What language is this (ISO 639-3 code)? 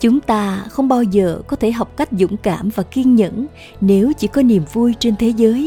vie